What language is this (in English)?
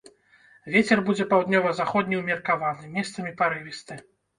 Belarusian